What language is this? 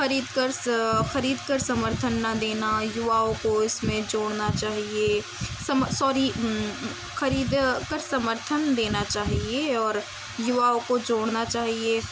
Urdu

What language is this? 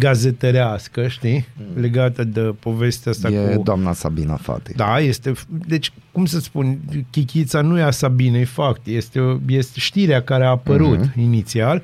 Romanian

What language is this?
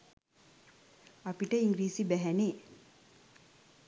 Sinhala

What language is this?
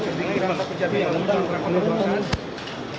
Indonesian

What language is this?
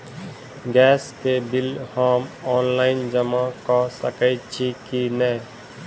Maithili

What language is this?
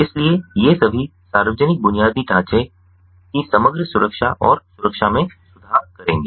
Hindi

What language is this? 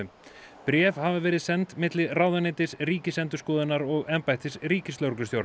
Icelandic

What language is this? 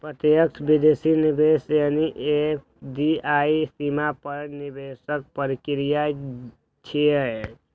Maithili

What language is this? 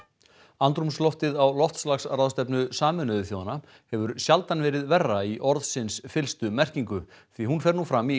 Icelandic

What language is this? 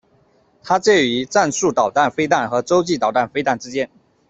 Chinese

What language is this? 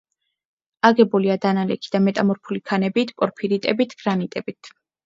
Georgian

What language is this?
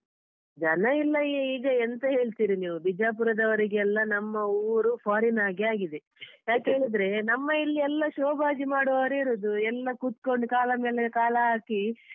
Kannada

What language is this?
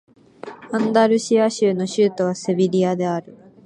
Japanese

